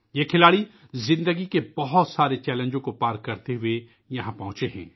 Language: Urdu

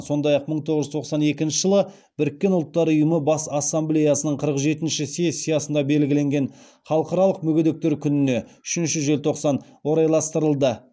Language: Kazakh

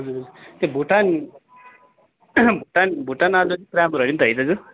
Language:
Nepali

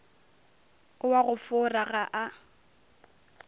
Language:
Northern Sotho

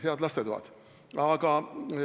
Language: Estonian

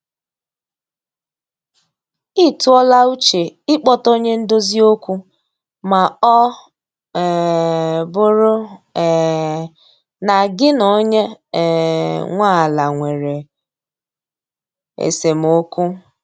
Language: Igbo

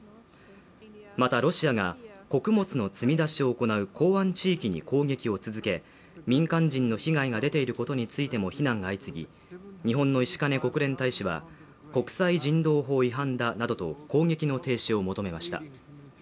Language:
Japanese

